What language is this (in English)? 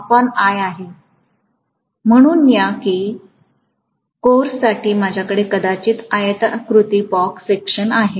Marathi